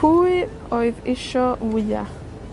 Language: Welsh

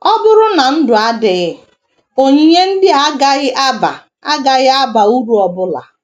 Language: Igbo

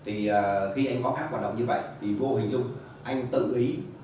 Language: Vietnamese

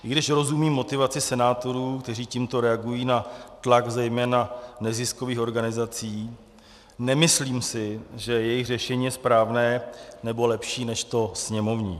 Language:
Czech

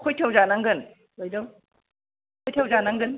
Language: Bodo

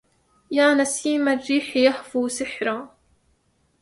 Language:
Arabic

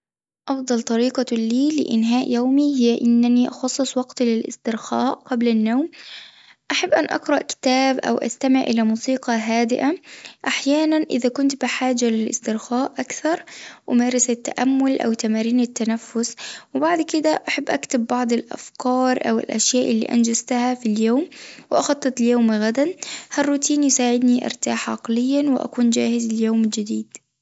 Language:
Tunisian Arabic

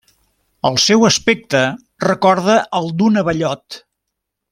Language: Catalan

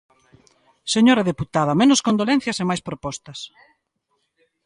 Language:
Galician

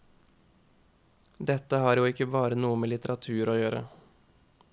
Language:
Norwegian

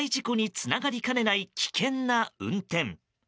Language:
Japanese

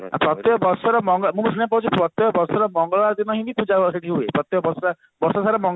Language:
Odia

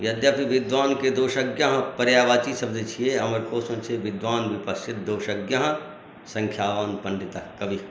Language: Maithili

